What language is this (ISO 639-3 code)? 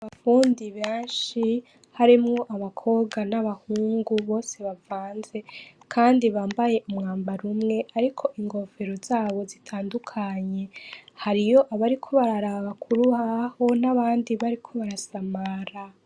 run